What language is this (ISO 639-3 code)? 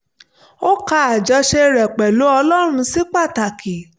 yor